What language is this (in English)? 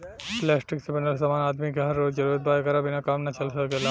Bhojpuri